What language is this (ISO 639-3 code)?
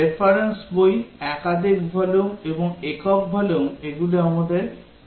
ben